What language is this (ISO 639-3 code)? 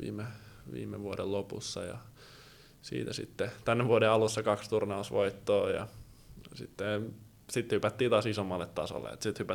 fin